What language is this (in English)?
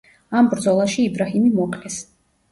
Georgian